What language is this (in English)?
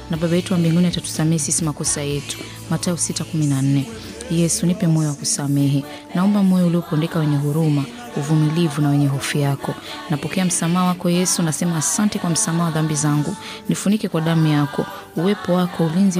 Swahili